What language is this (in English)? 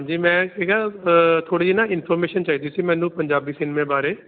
Punjabi